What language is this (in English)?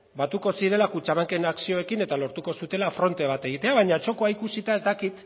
Basque